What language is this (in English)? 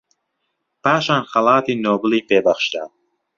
Central Kurdish